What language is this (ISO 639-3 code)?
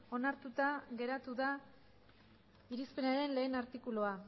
eus